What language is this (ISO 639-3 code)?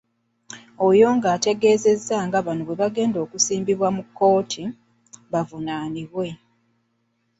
lug